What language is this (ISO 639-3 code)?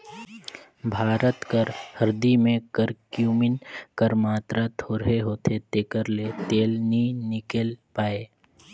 hne